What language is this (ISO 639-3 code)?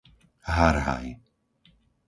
slk